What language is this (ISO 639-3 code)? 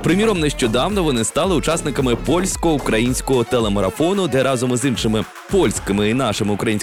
ukr